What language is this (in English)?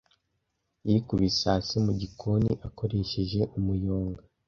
Kinyarwanda